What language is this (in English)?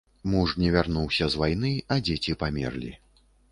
Belarusian